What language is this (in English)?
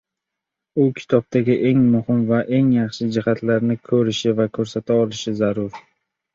Uzbek